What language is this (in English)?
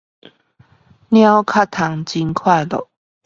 Chinese